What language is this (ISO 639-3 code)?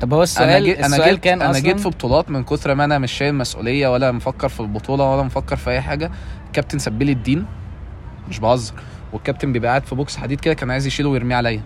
ara